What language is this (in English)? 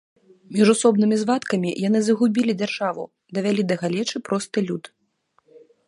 Belarusian